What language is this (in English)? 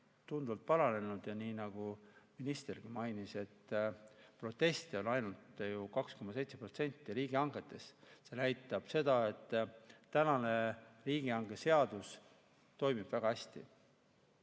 Estonian